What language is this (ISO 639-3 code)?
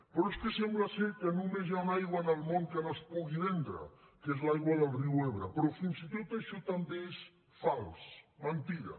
cat